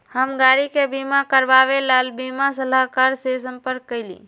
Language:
Magahi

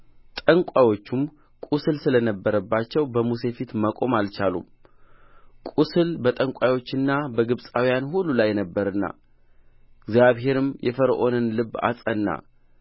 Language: Amharic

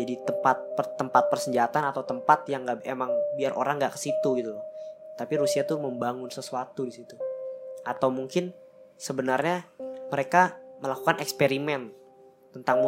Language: Indonesian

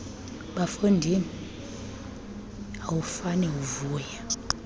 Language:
Xhosa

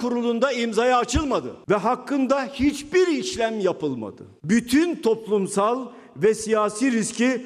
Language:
Turkish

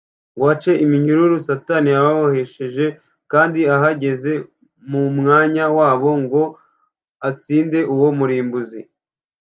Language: Kinyarwanda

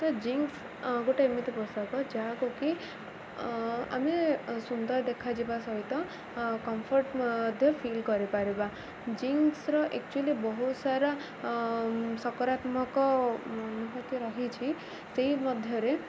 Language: Odia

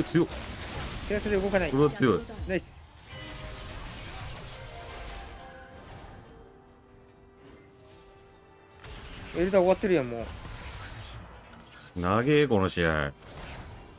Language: Japanese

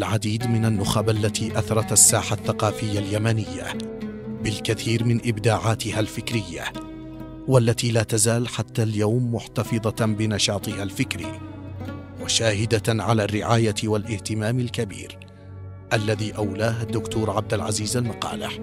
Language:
Arabic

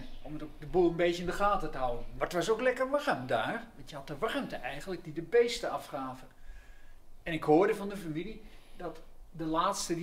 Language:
Dutch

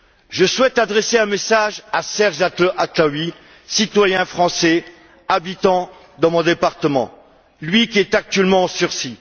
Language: French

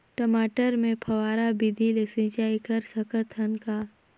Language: Chhattisgarhi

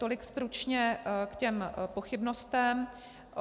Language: Czech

